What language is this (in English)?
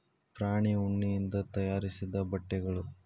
Kannada